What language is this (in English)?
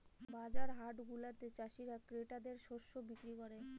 Bangla